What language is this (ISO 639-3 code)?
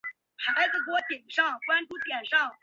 zho